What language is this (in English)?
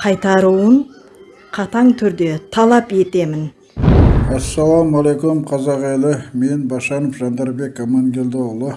Turkish